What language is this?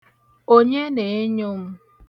Igbo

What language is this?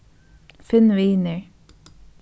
Faroese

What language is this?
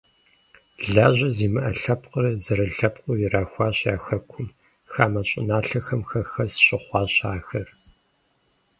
Kabardian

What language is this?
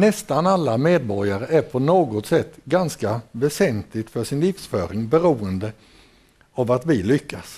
Swedish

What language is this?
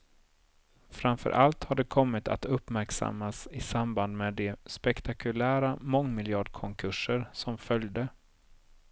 Swedish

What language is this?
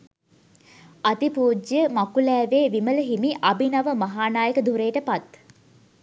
Sinhala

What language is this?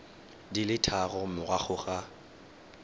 Tswana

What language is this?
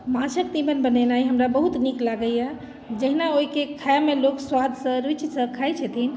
Maithili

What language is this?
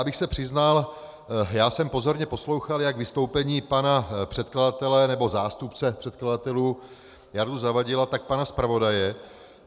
Czech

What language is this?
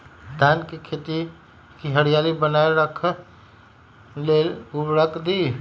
Magahi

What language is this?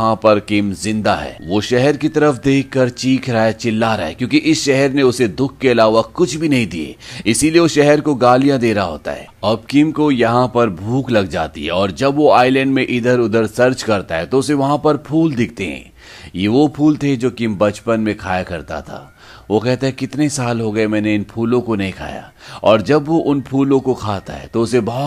Hindi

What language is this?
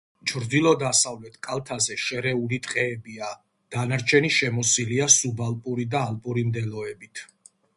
Georgian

